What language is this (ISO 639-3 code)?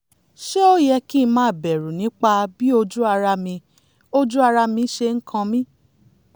yor